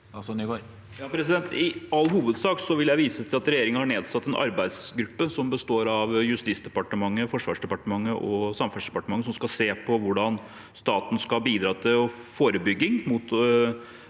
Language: Norwegian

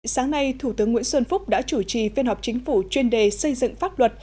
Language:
Vietnamese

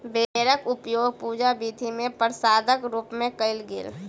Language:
Maithili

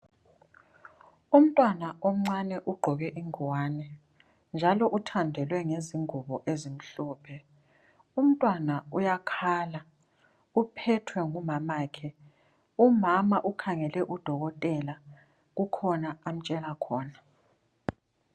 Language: North Ndebele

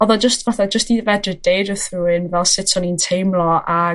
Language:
Welsh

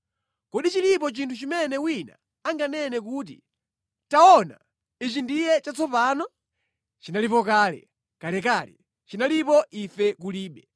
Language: Nyanja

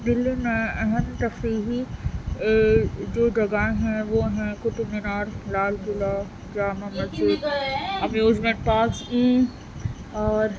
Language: Urdu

